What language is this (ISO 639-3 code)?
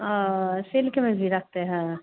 hin